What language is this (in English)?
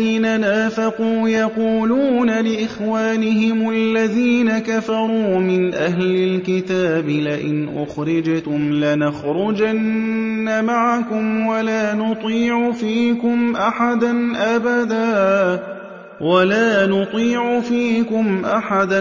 Arabic